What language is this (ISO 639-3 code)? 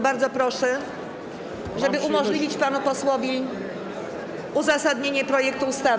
pol